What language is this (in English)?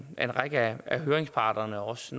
Danish